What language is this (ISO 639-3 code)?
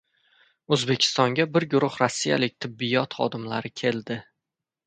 uzb